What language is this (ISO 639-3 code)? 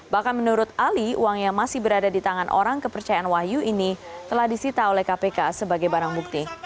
ind